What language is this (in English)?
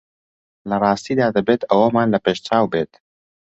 Central Kurdish